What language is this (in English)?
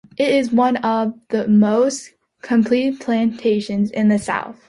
English